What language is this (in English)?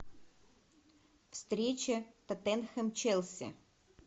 Russian